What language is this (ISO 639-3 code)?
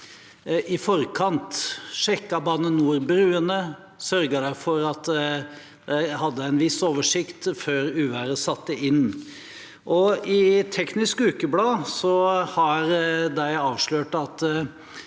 nor